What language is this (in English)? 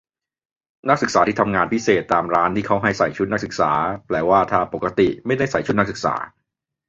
Thai